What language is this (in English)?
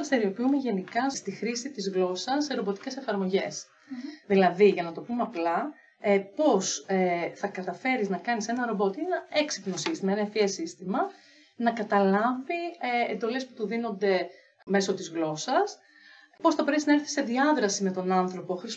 Greek